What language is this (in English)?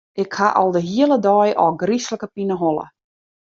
Western Frisian